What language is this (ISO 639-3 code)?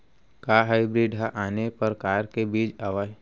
hne